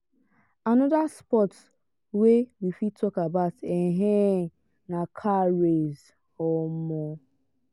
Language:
Nigerian Pidgin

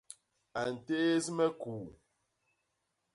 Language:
Basaa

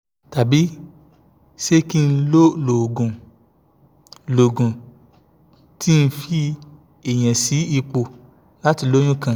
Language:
Yoruba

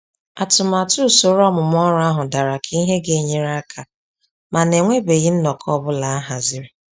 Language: Igbo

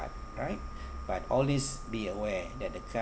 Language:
English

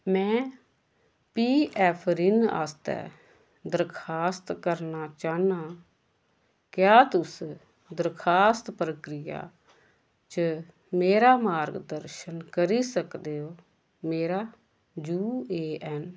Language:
Dogri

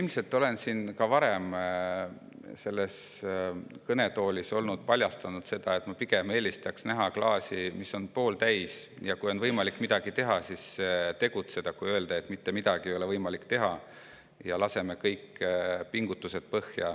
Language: Estonian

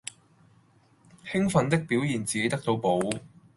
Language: Cantonese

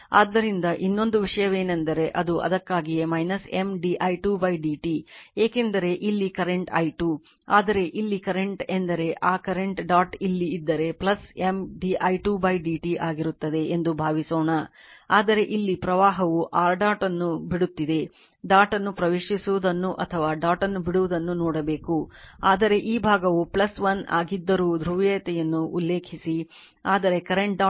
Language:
Kannada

